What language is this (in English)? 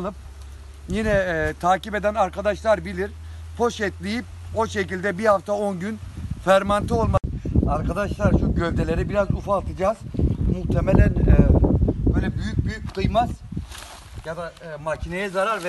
Turkish